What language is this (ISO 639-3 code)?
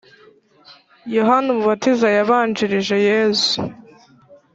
kin